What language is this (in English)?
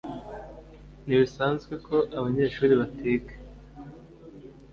Kinyarwanda